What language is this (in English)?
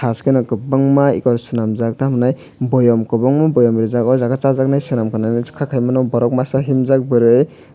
Kok Borok